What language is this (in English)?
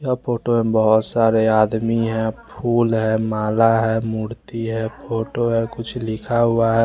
Hindi